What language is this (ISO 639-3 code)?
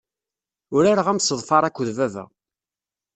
kab